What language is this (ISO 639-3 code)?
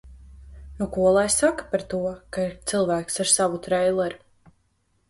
lav